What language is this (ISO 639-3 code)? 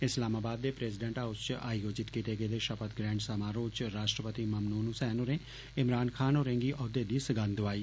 doi